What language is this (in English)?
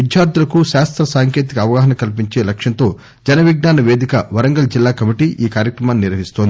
Telugu